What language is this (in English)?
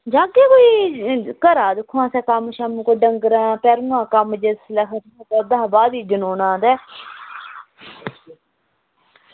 Dogri